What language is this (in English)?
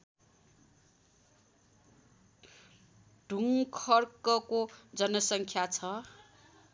Nepali